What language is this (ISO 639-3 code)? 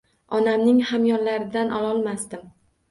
uzb